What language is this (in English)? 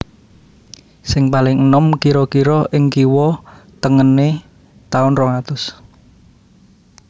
Javanese